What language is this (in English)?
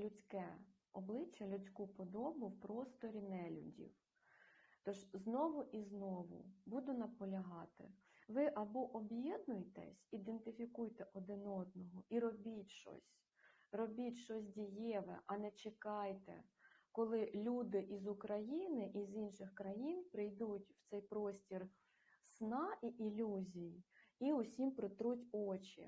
Ukrainian